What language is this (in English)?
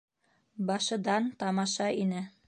Bashkir